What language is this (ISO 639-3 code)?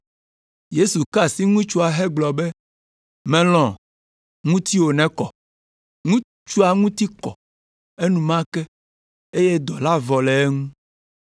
ewe